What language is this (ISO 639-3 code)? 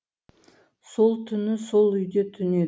kaz